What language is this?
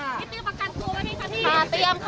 Thai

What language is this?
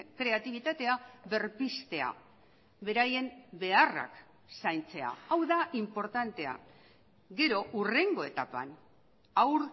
Basque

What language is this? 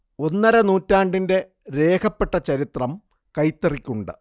Malayalam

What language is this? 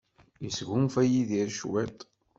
Kabyle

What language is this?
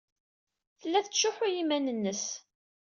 Kabyle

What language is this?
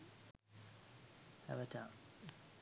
Sinhala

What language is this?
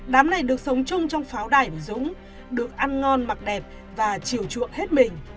Vietnamese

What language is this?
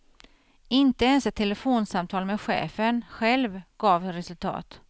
Swedish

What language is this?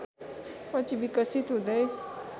Nepali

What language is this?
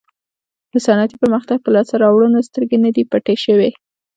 Pashto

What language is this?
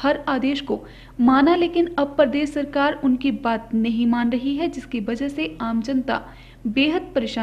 Hindi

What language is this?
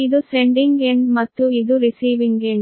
Kannada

